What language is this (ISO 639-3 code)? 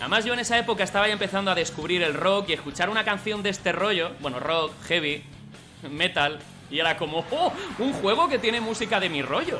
spa